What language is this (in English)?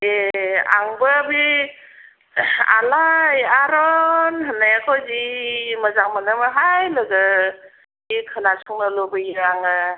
Bodo